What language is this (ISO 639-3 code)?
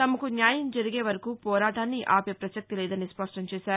tel